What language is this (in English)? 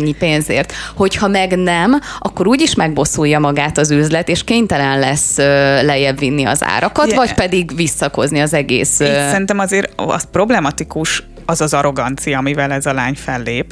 Hungarian